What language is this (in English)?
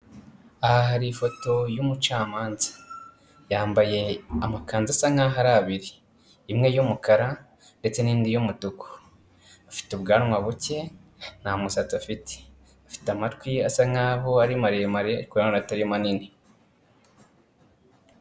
Kinyarwanda